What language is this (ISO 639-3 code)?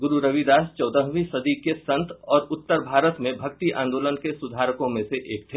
hin